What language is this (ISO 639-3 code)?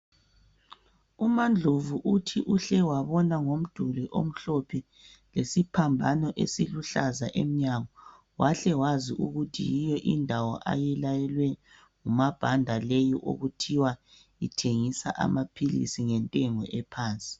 nde